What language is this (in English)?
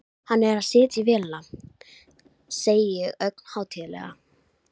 Icelandic